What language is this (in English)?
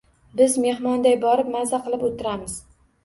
Uzbek